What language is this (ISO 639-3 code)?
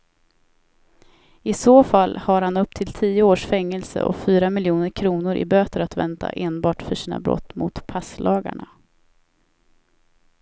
swe